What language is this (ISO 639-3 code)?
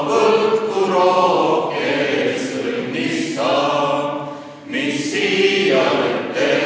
est